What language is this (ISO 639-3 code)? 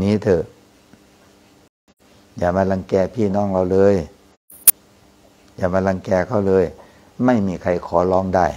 tha